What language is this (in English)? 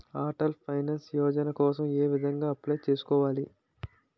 Telugu